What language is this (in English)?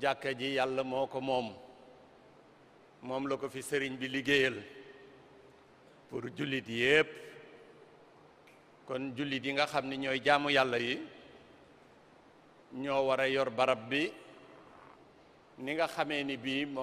French